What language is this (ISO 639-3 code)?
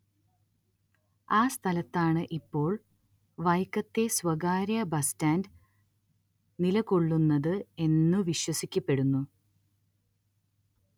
mal